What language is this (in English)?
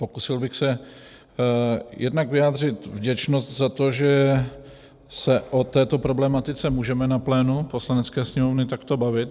Czech